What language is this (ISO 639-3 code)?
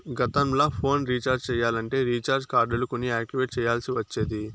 tel